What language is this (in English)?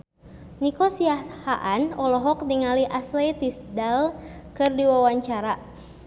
Sundanese